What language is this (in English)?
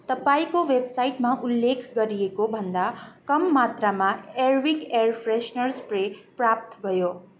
Nepali